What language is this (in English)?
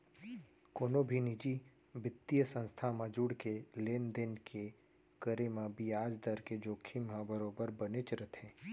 Chhattisgarhi